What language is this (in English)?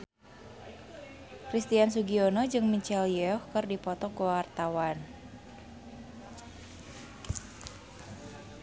Sundanese